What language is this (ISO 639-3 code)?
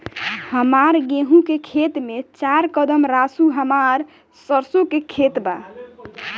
bho